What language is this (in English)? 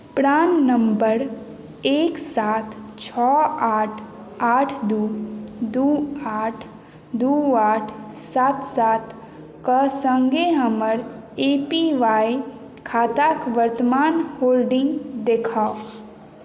Maithili